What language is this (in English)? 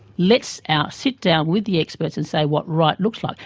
English